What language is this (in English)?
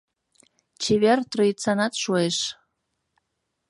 Mari